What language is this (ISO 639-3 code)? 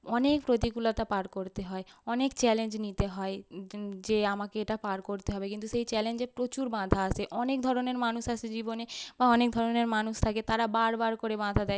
ben